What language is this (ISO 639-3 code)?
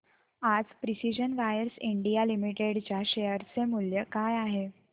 mar